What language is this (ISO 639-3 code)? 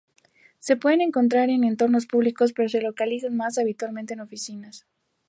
spa